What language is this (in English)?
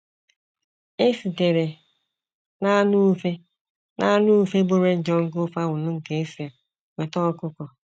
Igbo